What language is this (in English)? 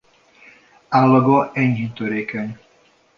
Hungarian